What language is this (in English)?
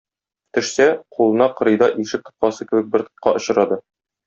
Tatar